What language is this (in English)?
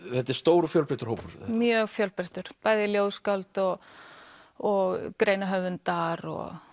Icelandic